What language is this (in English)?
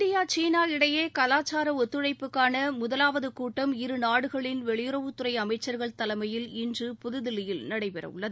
Tamil